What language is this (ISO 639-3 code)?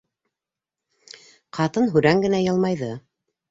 bak